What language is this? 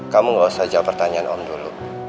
Indonesian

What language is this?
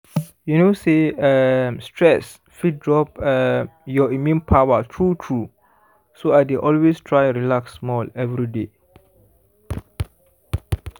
Nigerian Pidgin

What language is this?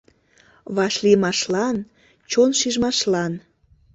Mari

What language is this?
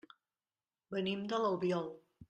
Catalan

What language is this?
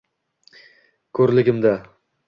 Uzbek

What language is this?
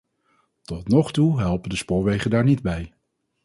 Dutch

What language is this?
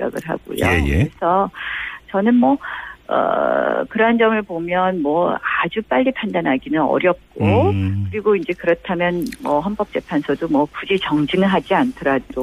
Korean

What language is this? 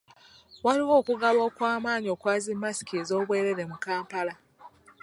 Ganda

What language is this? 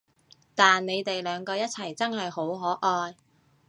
Cantonese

